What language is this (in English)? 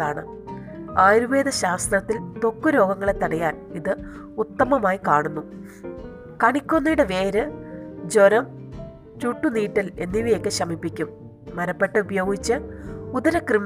Malayalam